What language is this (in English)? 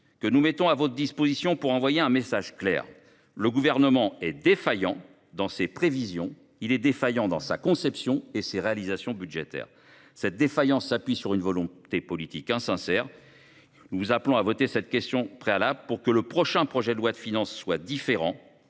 French